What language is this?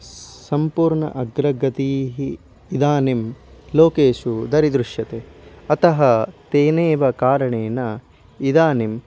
Sanskrit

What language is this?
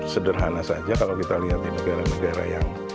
Indonesian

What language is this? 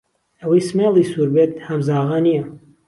Central Kurdish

